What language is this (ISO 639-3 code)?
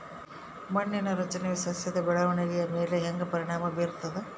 kan